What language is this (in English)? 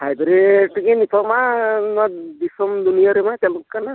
Santali